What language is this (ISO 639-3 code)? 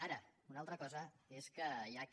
cat